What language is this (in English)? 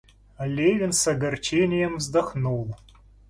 Russian